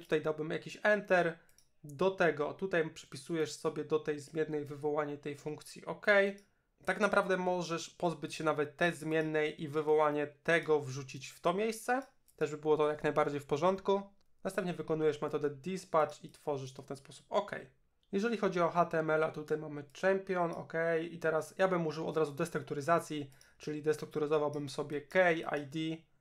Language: Polish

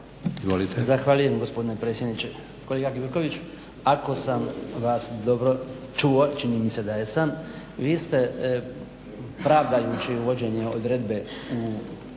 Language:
Croatian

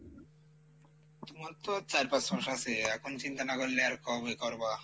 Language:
Bangla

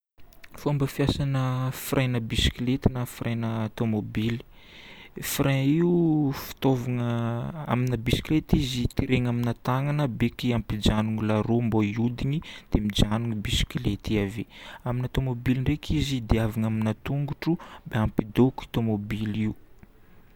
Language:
Northern Betsimisaraka Malagasy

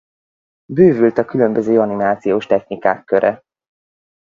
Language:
Hungarian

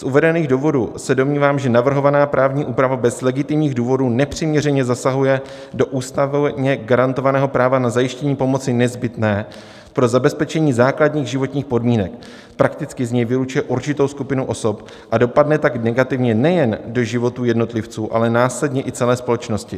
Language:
Czech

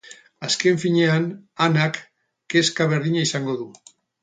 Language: Basque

